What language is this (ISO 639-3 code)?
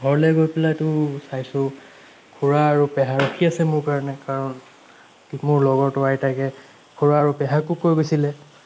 asm